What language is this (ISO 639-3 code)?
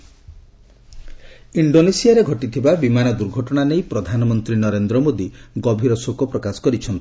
ori